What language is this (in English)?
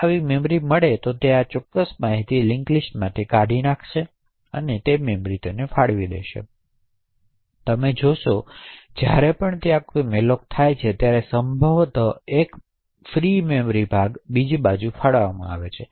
Gujarati